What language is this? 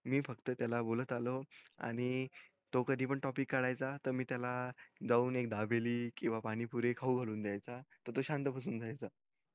Marathi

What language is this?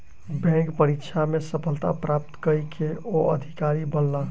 Maithili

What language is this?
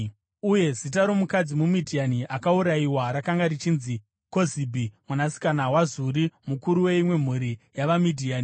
Shona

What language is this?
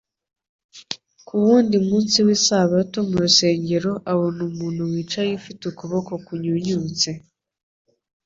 Kinyarwanda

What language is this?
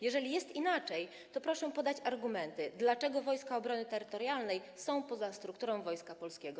Polish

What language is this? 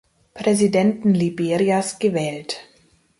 German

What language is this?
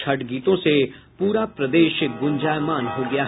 Hindi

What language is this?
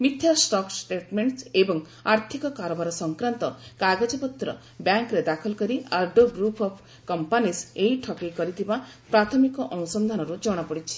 Odia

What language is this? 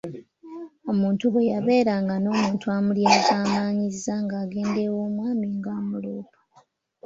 Ganda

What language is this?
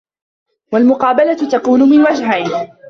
Arabic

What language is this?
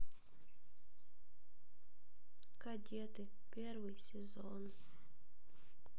Russian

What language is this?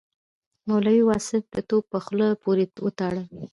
Pashto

